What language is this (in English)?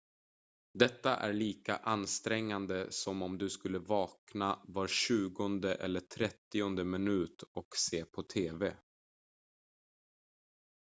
Swedish